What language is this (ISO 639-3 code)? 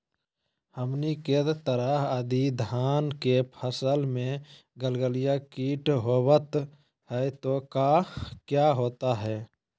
mag